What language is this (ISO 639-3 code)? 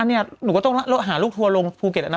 tha